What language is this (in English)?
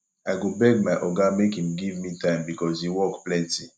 Nigerian Pidgin